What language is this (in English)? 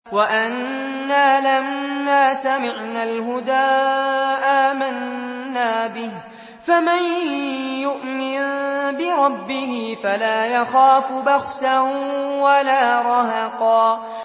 Arabic